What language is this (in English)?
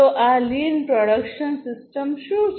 Gujarati